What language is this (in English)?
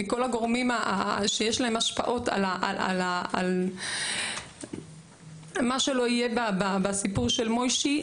Hebrew